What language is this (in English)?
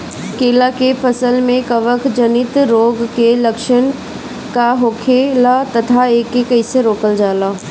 Bhojpuri